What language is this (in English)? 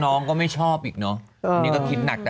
Thai